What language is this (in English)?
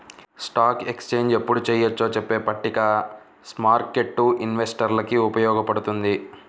Telugu